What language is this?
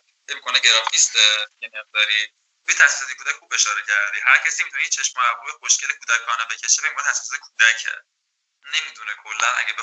Persian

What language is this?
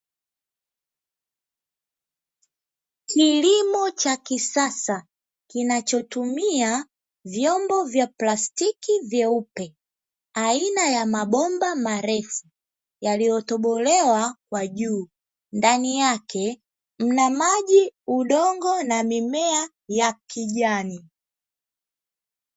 Swahili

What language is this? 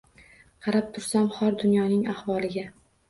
Uzbek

